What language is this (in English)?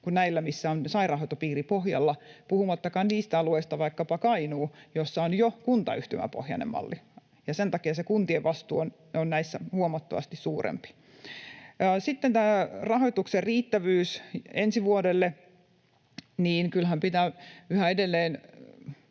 Finnish